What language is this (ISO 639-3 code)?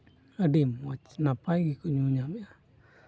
sat